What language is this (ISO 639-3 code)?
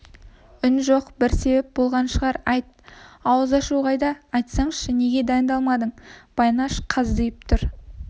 kaz